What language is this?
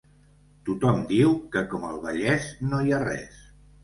Catalan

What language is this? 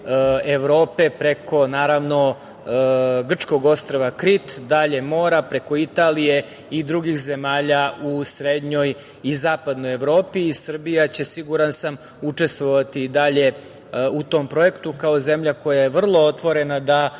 Serbian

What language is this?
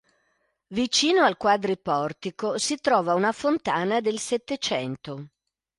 Italian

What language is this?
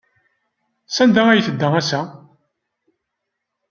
Kabyle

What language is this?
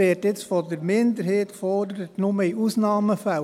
Swiss German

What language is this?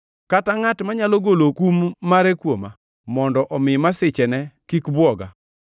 Luo (Kenya and Tanzania)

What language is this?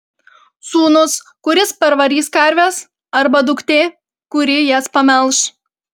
Lithuanian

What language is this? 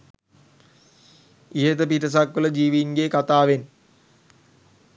Sinhala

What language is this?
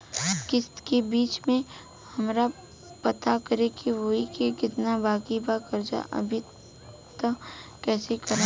Bhojpuri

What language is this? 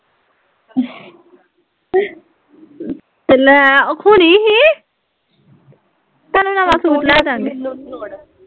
Punjabi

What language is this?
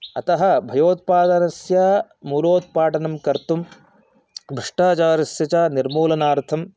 Sanskrit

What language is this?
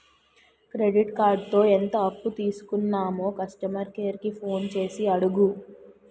Telugu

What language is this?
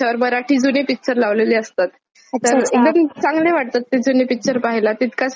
Marathi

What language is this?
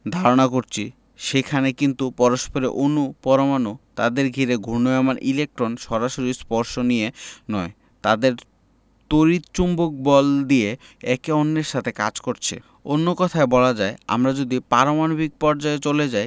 Bangla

